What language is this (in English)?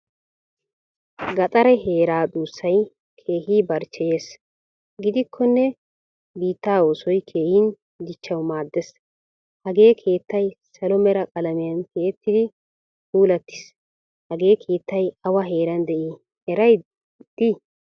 Wolaytta